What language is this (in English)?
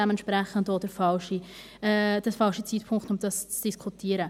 Swiss German